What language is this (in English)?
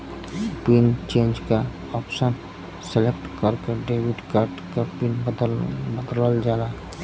Bhojpuri